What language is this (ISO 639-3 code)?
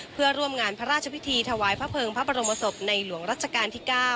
tha